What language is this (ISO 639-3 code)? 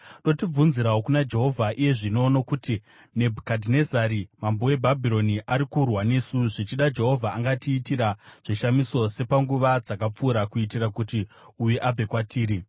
sna